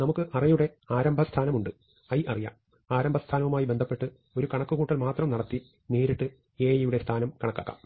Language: Malayalam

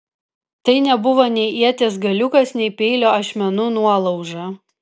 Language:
Lithuanian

